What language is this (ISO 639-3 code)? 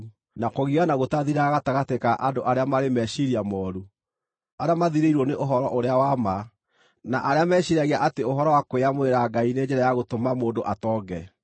kik